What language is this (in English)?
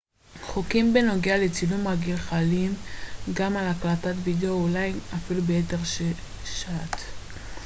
Hebrew